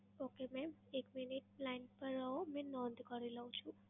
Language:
Gujarati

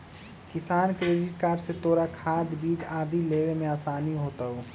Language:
Magahi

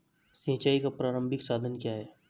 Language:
Hindi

